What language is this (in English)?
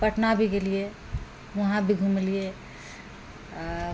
Maithili